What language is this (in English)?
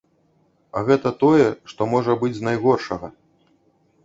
Belarusian